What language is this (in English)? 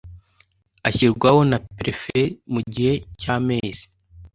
Kinyarwanda